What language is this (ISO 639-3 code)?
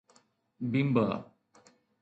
snd